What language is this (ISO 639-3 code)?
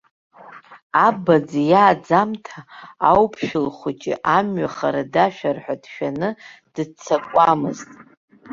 abk